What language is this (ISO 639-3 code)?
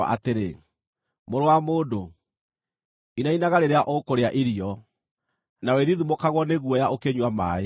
kik